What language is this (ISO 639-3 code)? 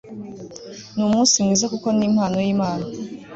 kin